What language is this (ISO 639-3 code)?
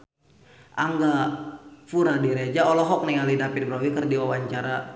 sun